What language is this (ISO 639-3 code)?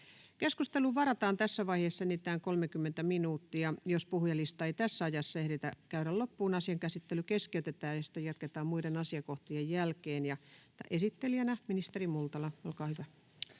fin